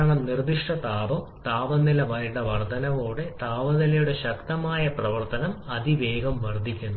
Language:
Malayalam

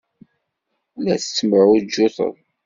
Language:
Kabyle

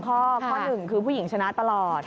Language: Thai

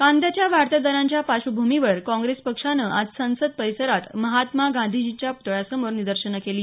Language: Marathi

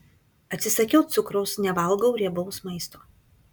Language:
Lithuanian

